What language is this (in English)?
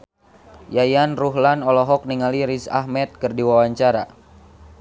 Sundanese